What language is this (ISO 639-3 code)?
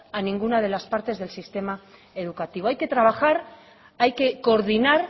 spa